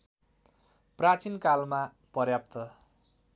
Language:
Nepali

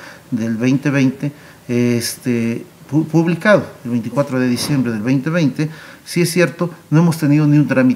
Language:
Spanish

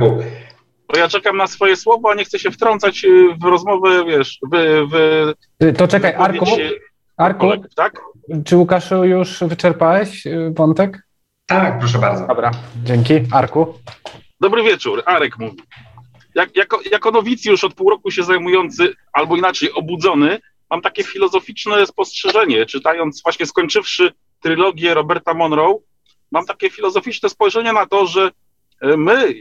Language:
Polish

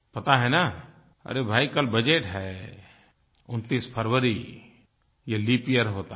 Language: Hindi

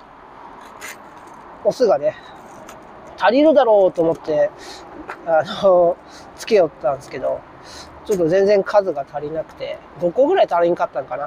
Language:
Japanese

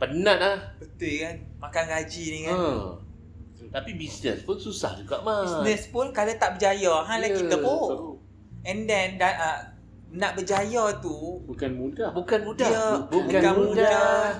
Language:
Malay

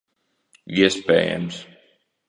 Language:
Latvian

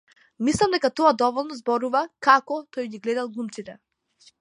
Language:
Macedonian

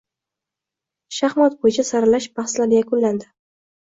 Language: Uzbek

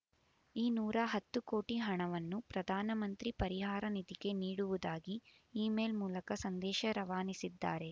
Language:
Kannada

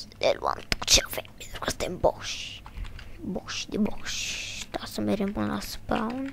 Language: Romanian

